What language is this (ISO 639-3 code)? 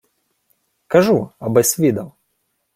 ukr